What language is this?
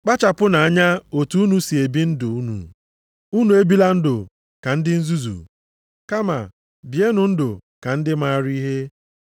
Igbo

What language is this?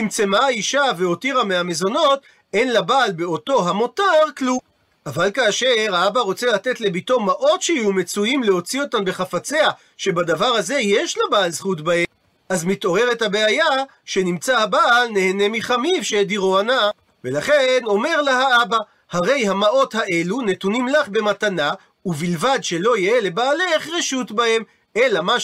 Hebrew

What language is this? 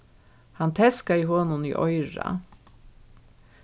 Faroese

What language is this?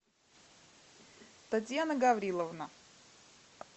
Russian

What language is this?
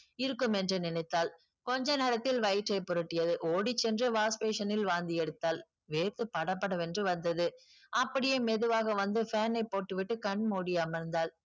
Tamil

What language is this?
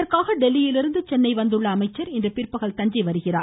Tamil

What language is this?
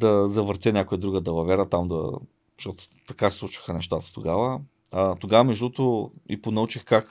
Bulgarian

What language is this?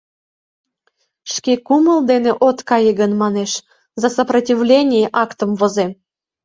Mari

